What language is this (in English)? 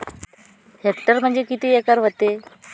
Marathi